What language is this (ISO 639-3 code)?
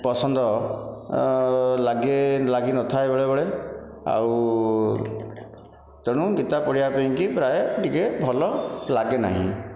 ori